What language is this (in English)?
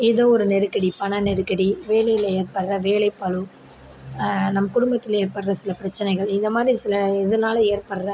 Tamil